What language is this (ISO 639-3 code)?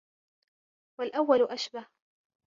ara